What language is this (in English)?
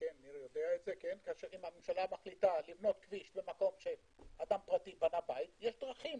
Hebrew